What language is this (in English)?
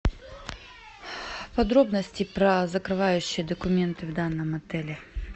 Russian